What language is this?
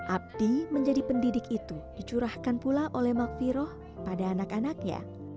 Indonesian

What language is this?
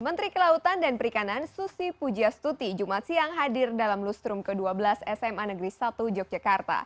Indonesian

